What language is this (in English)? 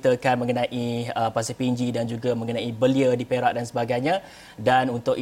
Malay